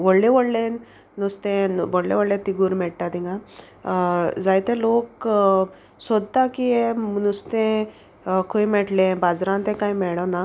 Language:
Konkani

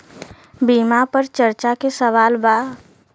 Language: Bhojpuri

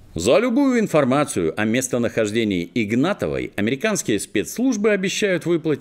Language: Russian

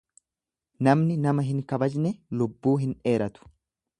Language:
Oromo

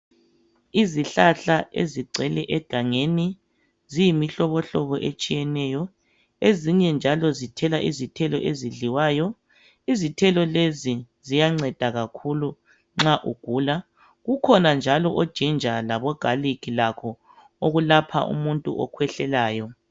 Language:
North Ndebele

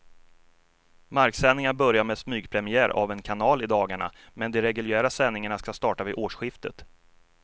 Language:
Swedish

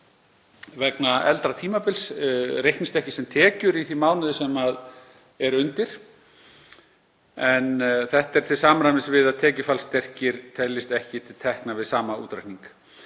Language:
Icelandic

